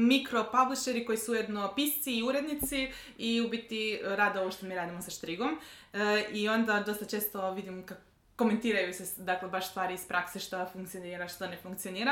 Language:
Croatian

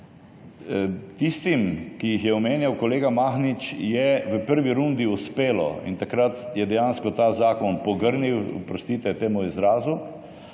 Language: Slovenian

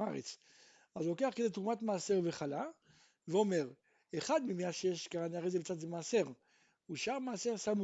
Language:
Hebrew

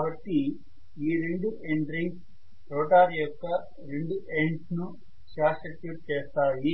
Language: Telugu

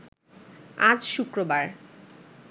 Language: Bangla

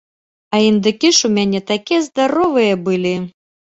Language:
Belarusian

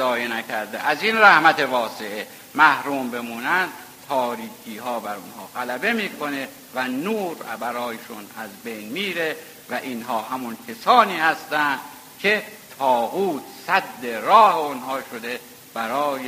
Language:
Persian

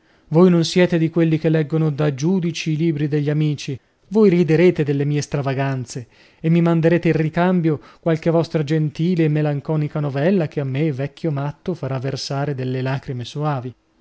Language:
Italian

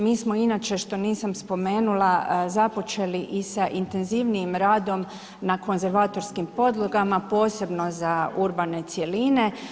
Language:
Croatian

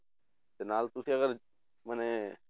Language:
Punjabi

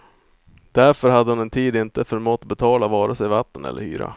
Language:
Swedish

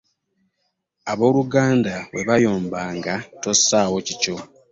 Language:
Ganda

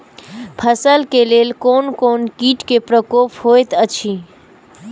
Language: Maithili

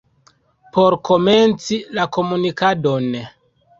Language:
Esperanto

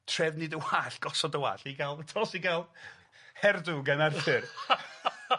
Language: Welsh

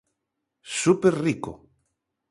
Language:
Galician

